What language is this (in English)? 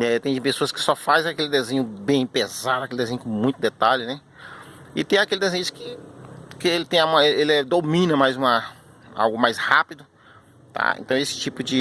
Portuguese